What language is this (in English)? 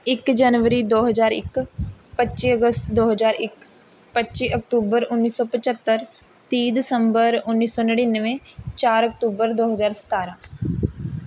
Punjabi